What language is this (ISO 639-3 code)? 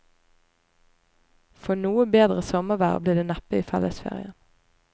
nor